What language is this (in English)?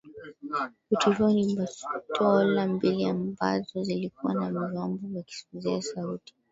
Swahili